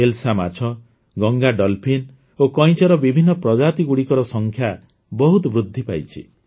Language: Odia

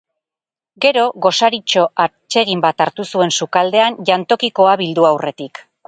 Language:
Basque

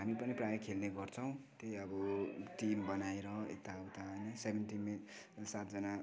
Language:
Nepali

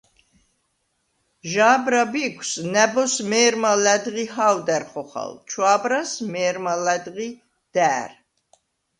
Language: Svan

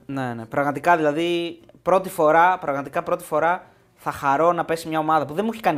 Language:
Greek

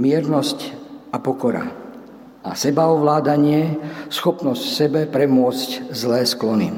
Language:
Slovak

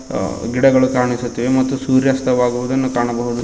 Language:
Kannada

